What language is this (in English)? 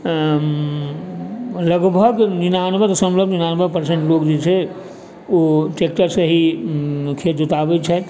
Maithili